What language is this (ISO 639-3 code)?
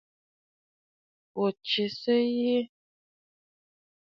bfd